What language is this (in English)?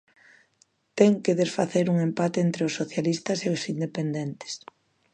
Galician